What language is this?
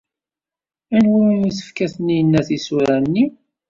Kabyle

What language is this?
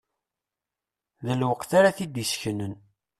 Kabyle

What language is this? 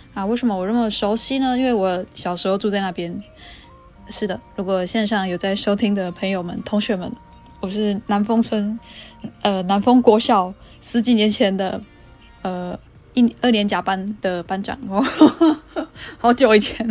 Chinese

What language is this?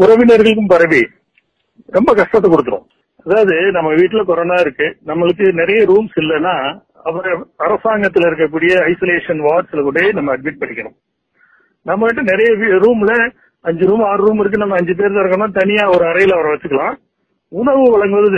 Tamil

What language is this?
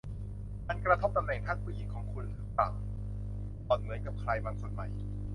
Thai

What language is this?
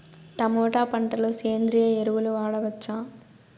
Telugu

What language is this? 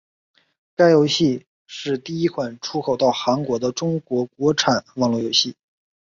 Chinese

